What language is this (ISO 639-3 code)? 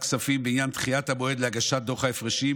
heb